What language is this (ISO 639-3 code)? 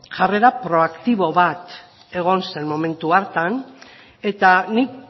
eus